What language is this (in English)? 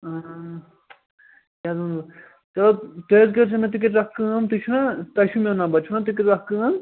Kashmiri